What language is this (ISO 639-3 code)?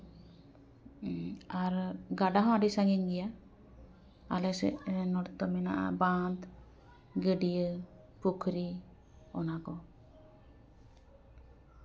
sat